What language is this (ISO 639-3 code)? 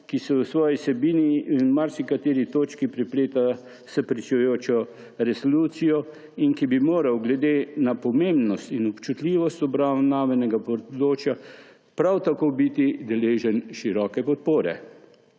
slv